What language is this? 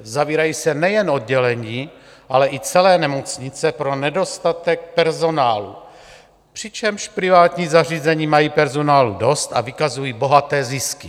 Czech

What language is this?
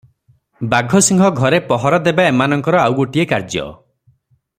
Odia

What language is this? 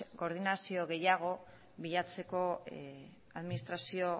Basque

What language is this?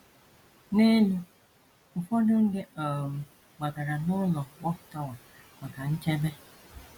Igbo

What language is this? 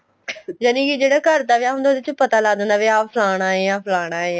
Punjabi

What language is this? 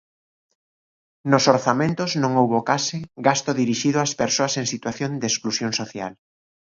Galician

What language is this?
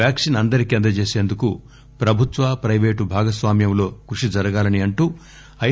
Telugu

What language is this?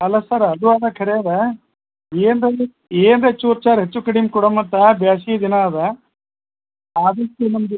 Kannada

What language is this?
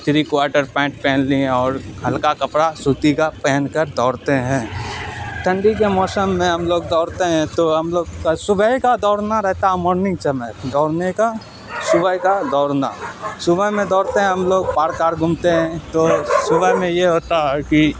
Urdu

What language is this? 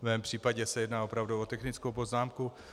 Czech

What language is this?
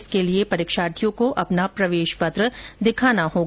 Hindi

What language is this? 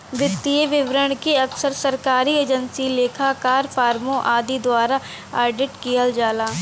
Bhojpuri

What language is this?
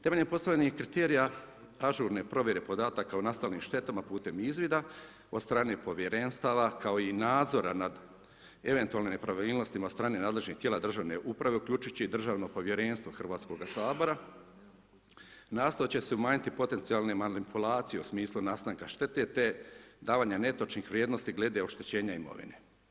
Croatian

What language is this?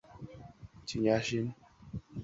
Chinese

